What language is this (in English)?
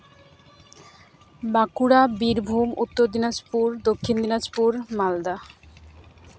Santali